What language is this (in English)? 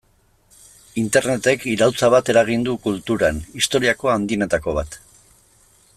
Basque